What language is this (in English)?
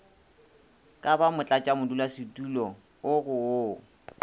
Northern Sotho